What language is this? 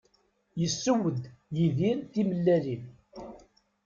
Kabyle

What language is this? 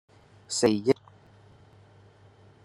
Cantonese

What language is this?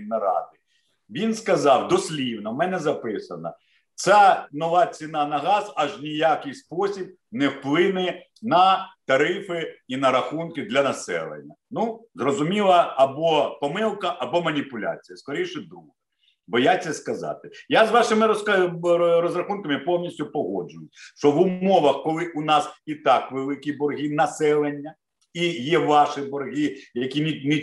Ukrainian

